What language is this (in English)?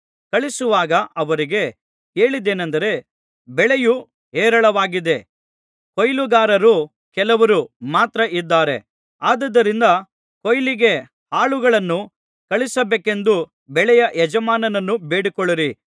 Kannada